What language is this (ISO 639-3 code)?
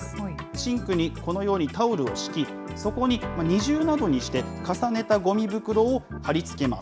jpn